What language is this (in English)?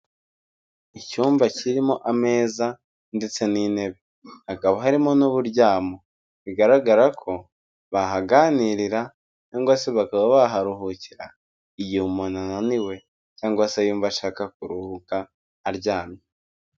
Kinyarwanda